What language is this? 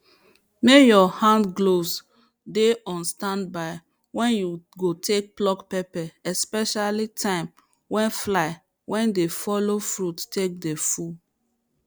Nigerian Pidgin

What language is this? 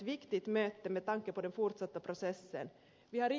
Finnish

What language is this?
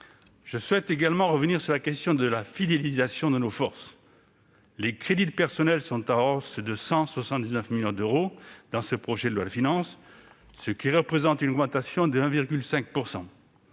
French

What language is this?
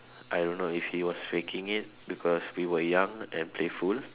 English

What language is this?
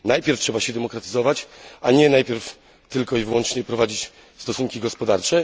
Polish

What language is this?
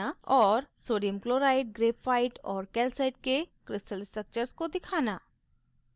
Hindi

